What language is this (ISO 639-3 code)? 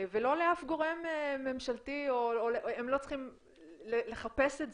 heb